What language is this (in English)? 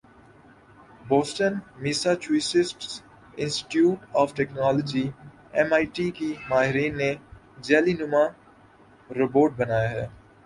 Urdu